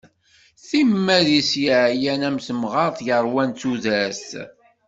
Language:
Kabyle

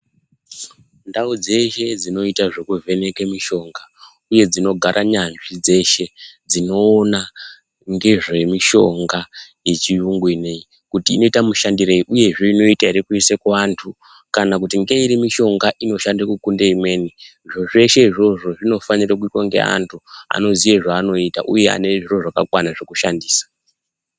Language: Ndau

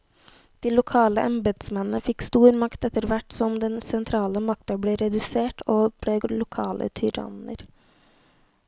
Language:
Norwegian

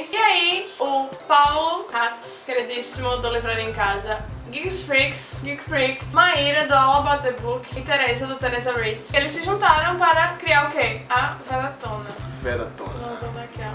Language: Portuguese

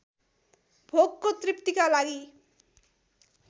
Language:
Nepali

